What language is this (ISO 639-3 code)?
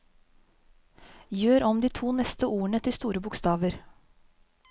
nor